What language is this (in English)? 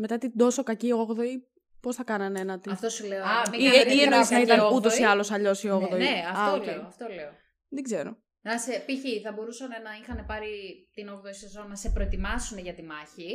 Greek